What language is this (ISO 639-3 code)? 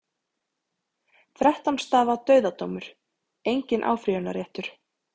isl